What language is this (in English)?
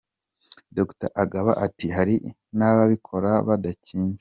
Kinyarwanda